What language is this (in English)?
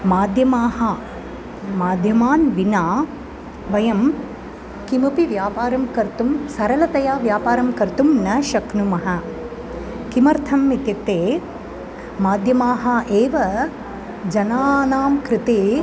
Sanskrit